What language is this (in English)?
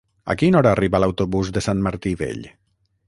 Catalan